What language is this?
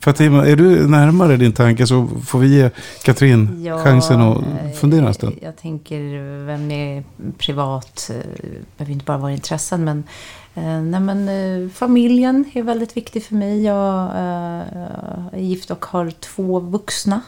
Swedish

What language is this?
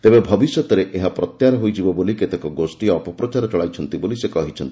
Odia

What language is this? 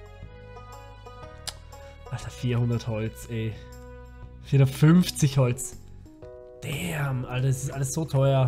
German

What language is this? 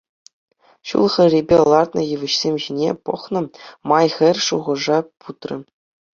Chuvash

